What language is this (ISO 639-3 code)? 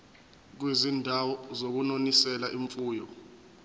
zul